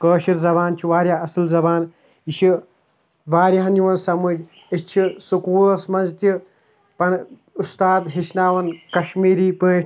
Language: Kashmiri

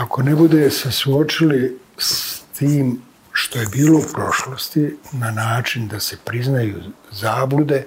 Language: Croatian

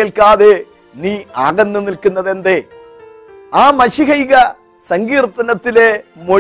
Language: Malayalam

